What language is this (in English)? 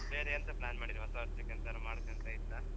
Kannada